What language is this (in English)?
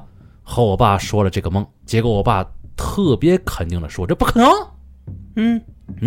Chinese